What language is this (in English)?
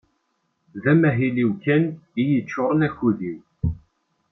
Kabyle